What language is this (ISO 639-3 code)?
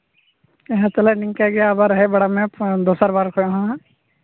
sat